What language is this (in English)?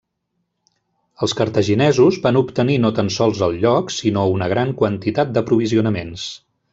Catalan